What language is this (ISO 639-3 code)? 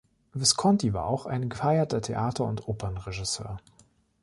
deu